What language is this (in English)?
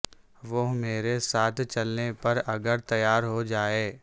Urdu